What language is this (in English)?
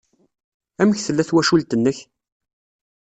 Kabyle